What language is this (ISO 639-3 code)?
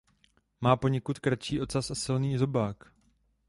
ces